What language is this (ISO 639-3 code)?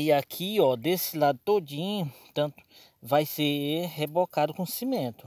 por